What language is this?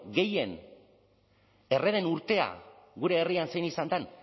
Basque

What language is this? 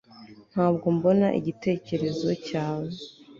Kinyarwanda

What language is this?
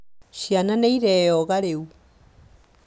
Kikuyu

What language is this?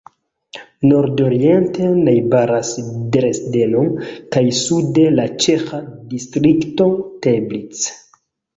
Esperanto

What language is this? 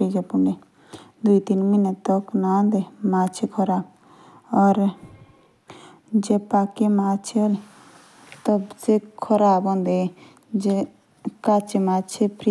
Jaunsari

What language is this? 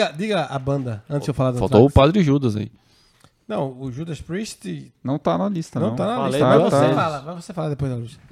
Portuguese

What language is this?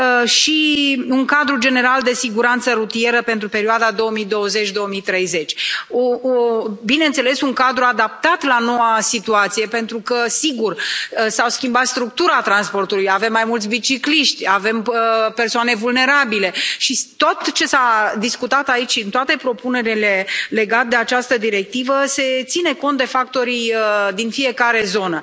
Romanian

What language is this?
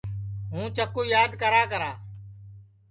Sansi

